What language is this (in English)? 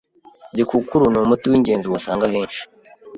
Kinyarwanda